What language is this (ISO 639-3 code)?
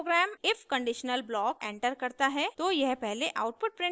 hin